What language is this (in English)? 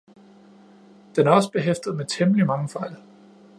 Danish